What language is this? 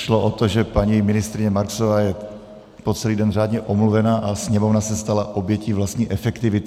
Czech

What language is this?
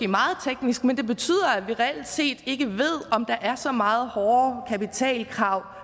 Danish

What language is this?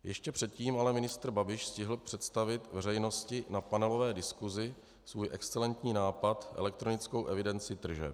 Czech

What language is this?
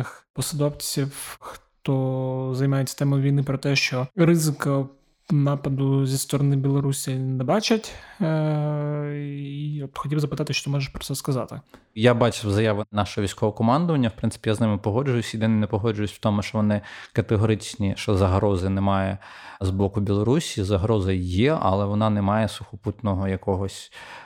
Ukrainian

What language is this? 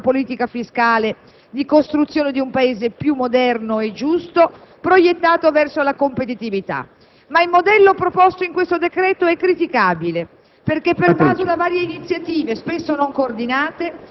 Italian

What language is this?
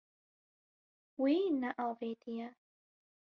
Kurdish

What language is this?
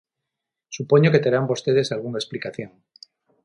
Galician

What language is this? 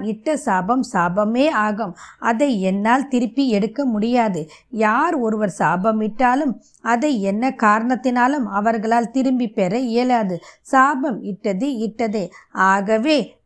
Tamil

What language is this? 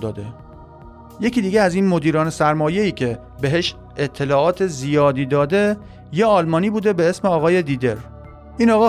Persian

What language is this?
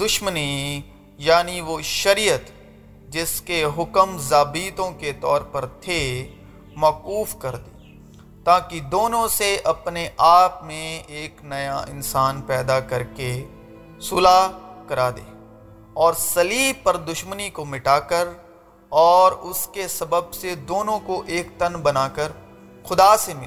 Urdu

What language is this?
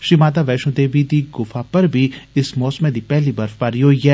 Dogri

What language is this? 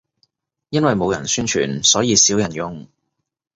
Cantonese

